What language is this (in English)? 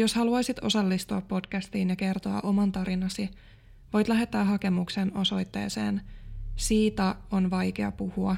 Finnish